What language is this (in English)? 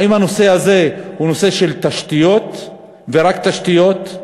Hebrew